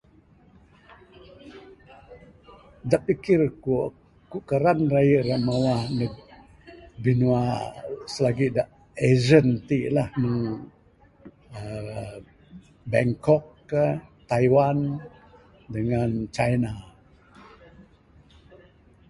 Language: Bukar-Sadung Bidayuh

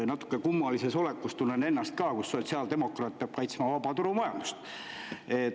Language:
Estonian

